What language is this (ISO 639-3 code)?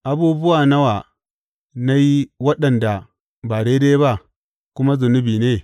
hau